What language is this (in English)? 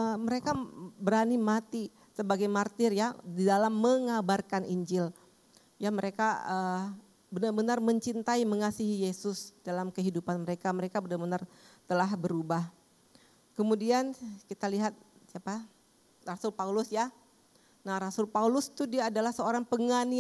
Indonesian